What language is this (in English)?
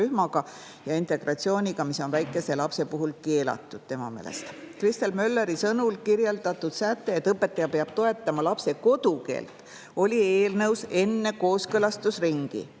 Estonian